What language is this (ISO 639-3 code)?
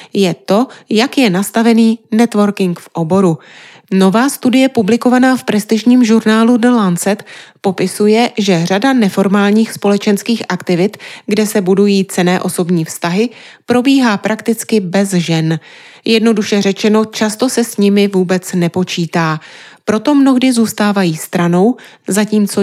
ces